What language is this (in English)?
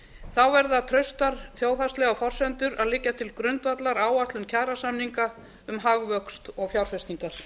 Icelandic